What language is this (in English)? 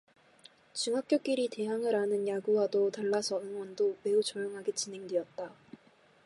Korean